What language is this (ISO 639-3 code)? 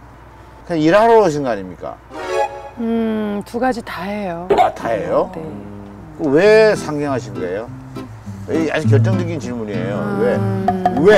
kor